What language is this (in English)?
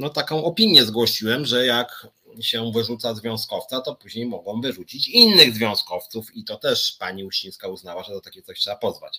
Polish